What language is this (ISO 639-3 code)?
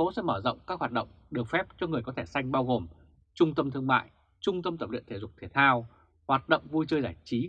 vie